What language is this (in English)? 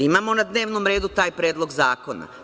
Serbian